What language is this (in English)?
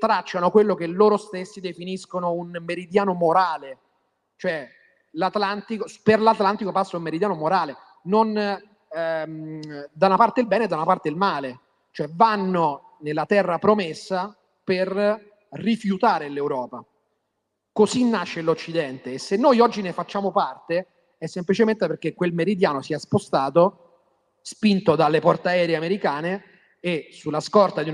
Italian